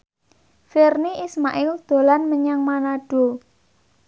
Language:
Javanese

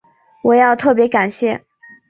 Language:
Chinese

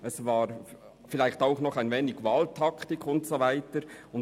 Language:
Swiss German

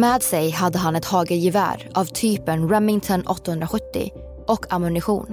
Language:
Swedish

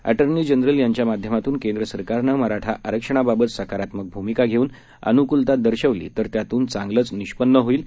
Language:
Marathi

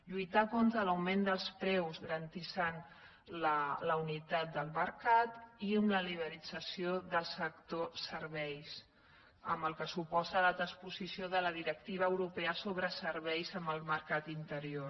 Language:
Catalan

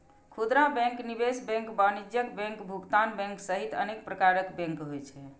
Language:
Maithili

